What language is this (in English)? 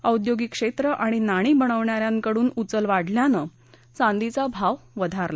Marathi